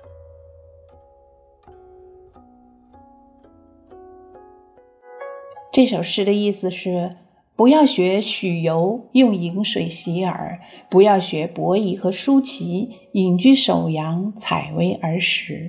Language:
Chinese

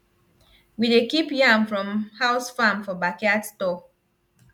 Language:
Nigerian Pidgin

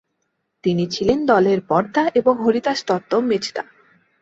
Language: Bangla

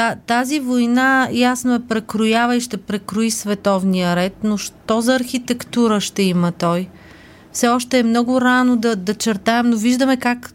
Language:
Bulgarian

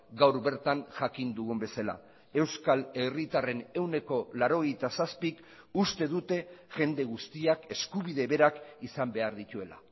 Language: Basque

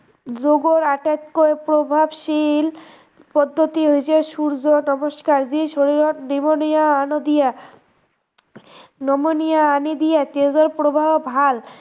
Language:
Assamese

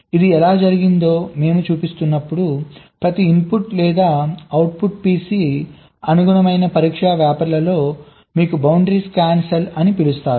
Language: Telugu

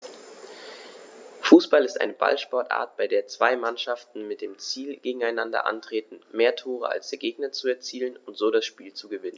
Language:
German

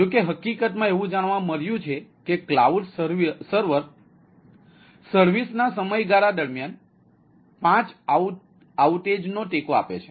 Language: Gujarati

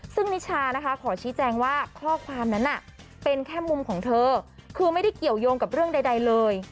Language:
Thai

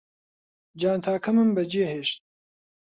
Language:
Central Kurdish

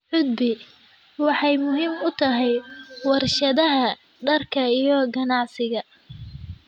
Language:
Somali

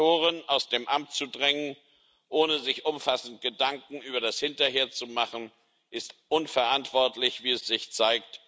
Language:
German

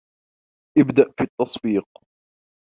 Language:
Arabic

